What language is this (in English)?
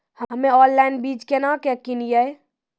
Maithili